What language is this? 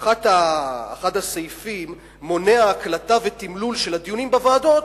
Hebrew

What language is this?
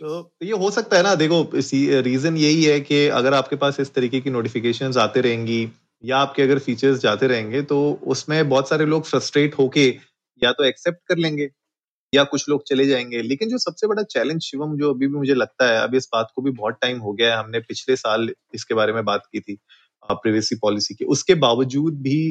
Hindi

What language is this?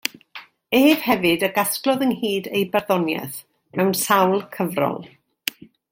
Welsh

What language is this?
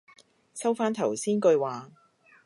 Cantonese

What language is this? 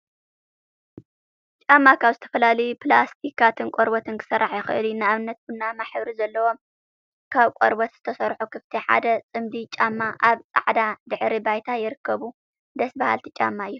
Tigrinya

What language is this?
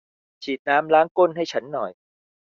Thai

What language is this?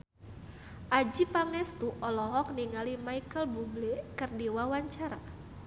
Sundanese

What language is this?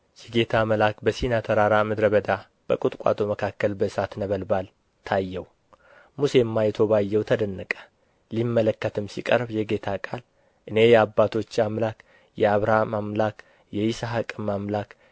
Amharic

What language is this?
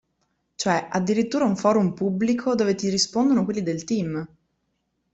Italian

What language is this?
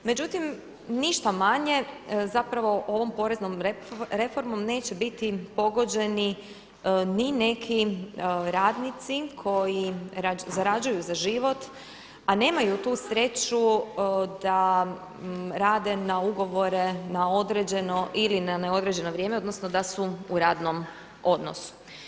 Croatian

